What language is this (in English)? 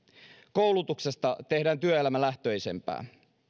Finnish